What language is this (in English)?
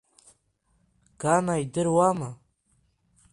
Abkhazian